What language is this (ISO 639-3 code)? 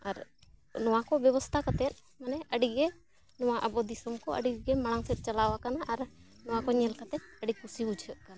sat